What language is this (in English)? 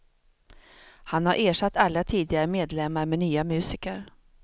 Swedish